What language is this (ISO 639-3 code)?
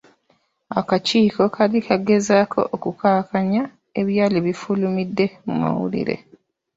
lug